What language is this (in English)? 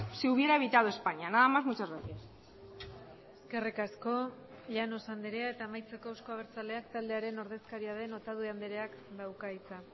Basque